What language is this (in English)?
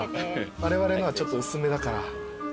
Japanese